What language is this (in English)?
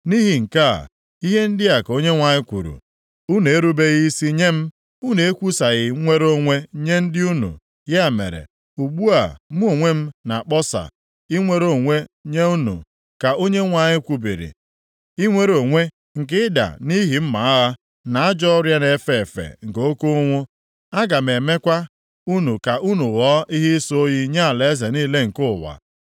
Igbo